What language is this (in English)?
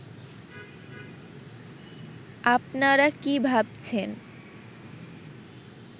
Bangla